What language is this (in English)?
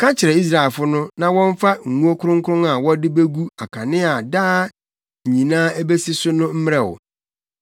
Akan